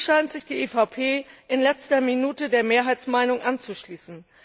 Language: German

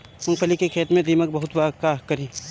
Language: Bhojpuri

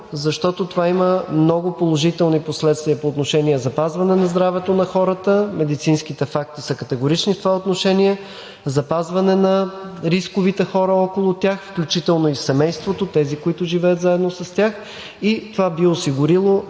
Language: Bulgarian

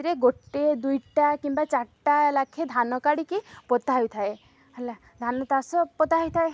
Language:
Odia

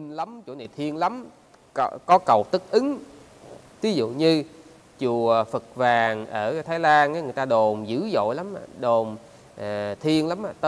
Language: Vietnamese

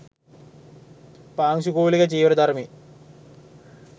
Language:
Sinhala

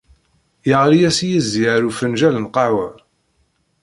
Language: Kabyle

